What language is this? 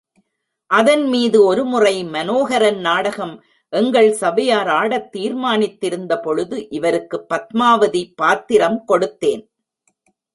Tamil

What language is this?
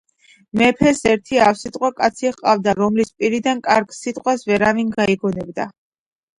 Georgian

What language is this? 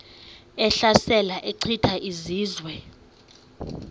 Xhosa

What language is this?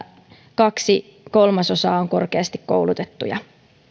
Finnish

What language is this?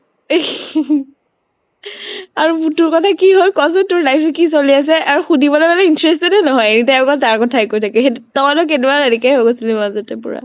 Assamese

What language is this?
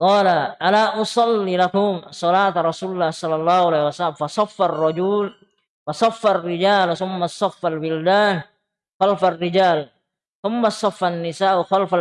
Indonesian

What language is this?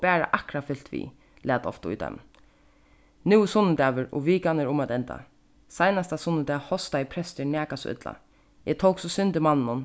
Faroese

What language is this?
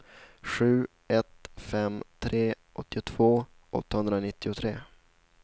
Swedish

